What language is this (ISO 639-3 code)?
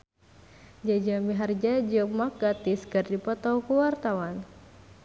sun